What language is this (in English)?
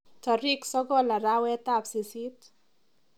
Kalenjin